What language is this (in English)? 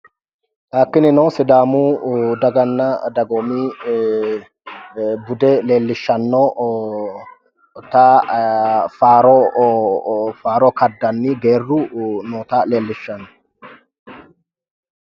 Sidamo